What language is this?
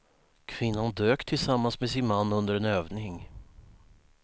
Swedish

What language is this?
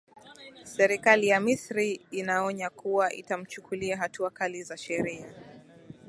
Swahili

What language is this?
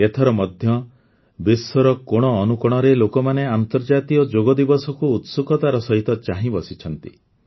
Odia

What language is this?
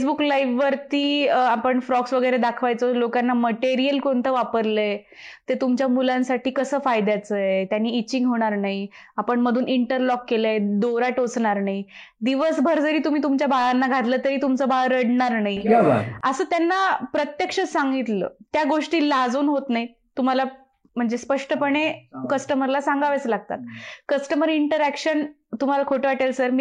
Marathi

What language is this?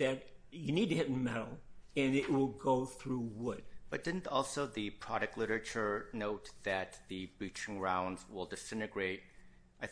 English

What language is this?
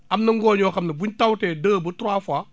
Wolof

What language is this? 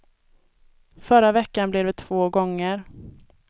Swedish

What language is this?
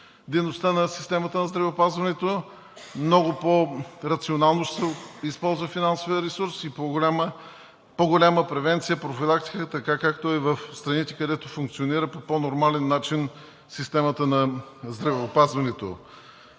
Bulgarian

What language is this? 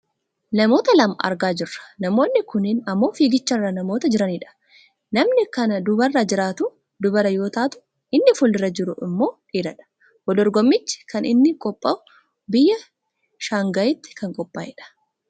Oromo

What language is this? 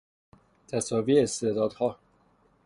Persian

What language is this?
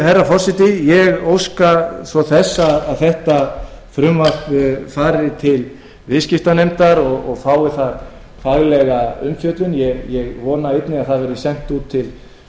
Icelandic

